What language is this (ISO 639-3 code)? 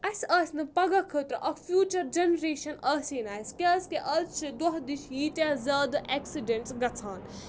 kas